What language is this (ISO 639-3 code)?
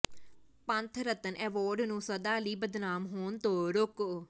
pan